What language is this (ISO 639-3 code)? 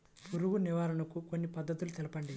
tel